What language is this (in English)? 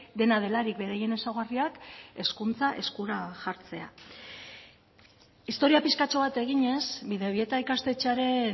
Basque